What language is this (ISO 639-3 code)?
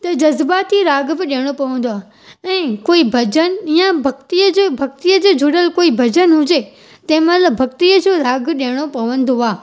snd